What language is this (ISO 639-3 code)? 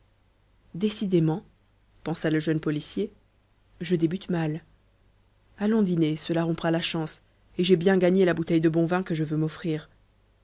fra